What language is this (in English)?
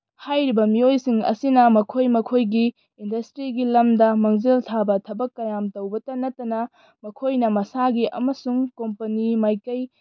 Manipuri